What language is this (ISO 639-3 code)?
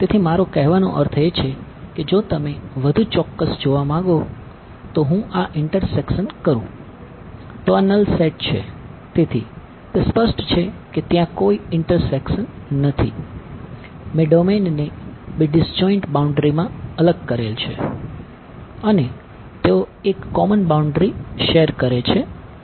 guj